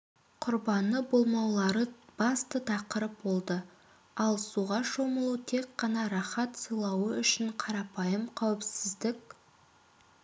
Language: Kazakh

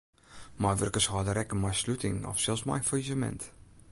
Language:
Western Frisian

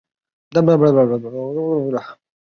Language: Chinese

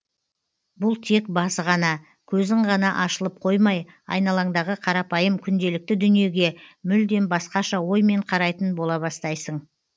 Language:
Kazakh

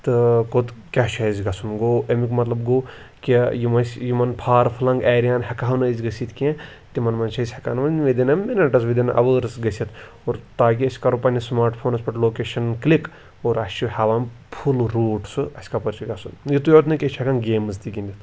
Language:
Kashmiri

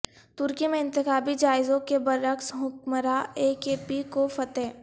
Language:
Urdu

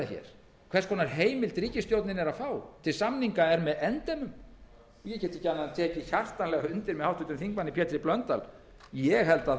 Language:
Icelandic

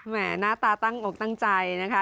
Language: Thai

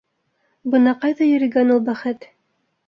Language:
Bashkir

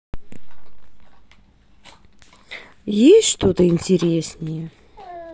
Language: Russian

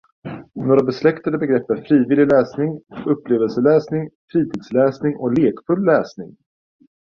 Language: Swedish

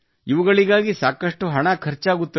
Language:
Kannada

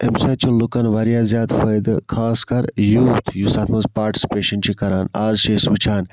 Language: Kashmiri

